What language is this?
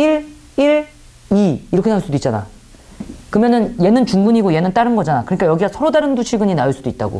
Korean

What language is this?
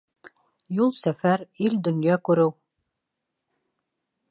Bashkir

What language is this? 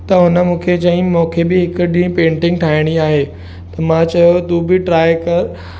Sindhi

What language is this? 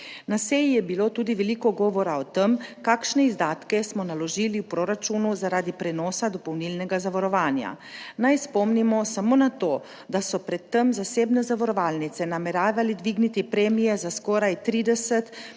Slovenian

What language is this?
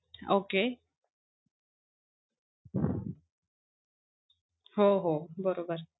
Marathi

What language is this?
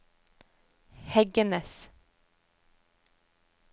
Norwegian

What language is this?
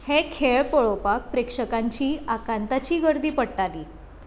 Konkani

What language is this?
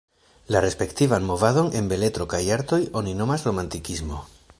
Esperanto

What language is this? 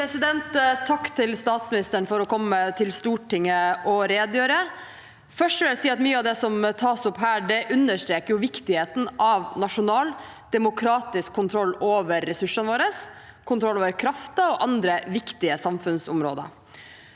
Norwegian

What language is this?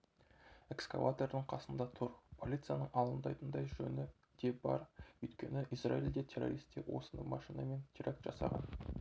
Kazakh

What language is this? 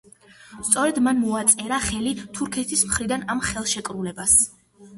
Georgian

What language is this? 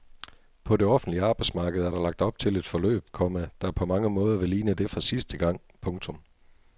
Danish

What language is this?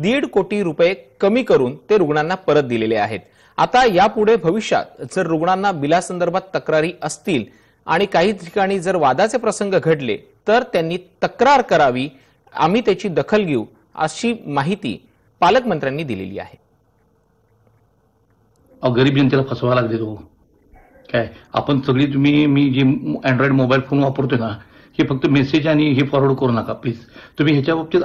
Hindi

